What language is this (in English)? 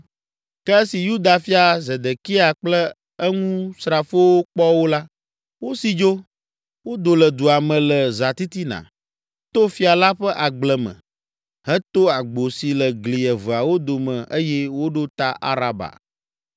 Ewe